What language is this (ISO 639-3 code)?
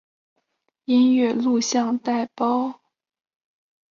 zho